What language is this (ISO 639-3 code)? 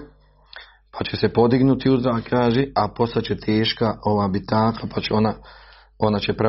hrv